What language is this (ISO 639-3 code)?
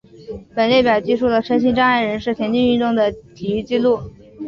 zho